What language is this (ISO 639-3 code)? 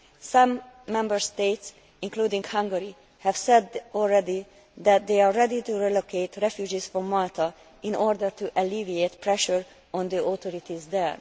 eng